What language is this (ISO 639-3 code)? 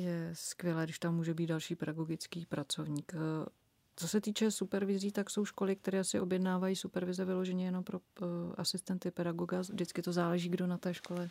ces